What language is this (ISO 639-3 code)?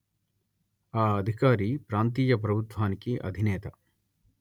tel